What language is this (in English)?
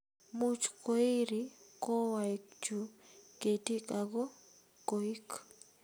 Kalenjin